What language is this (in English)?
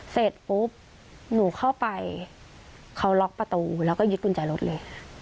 Thai